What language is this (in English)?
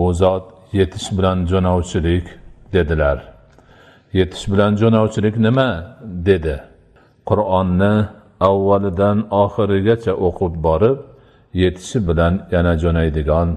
Dutch